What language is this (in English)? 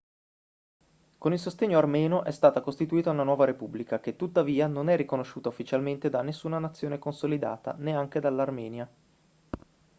Italian